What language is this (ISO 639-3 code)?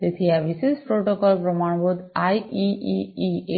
guj